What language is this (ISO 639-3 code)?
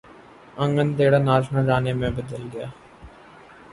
urd